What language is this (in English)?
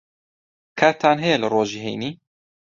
Central Kurdish